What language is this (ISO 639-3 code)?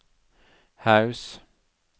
nor